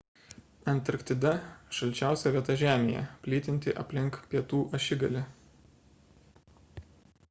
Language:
Lithuanian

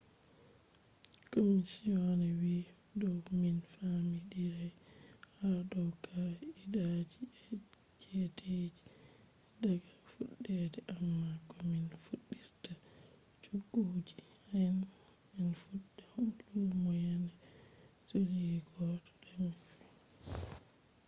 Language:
Fula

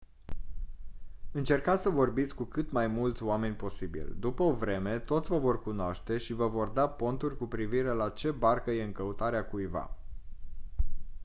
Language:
Romanian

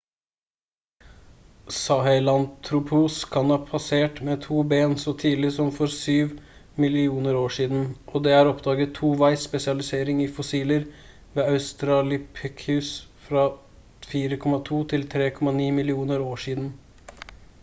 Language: Norwegian Bokmål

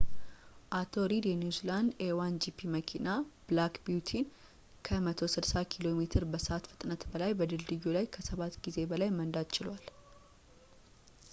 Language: Amharic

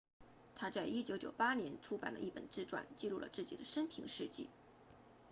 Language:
Chinese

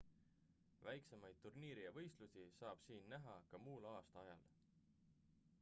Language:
Estonian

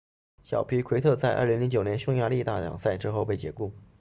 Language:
Chinese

